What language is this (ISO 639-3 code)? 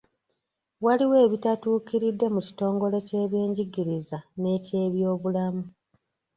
lug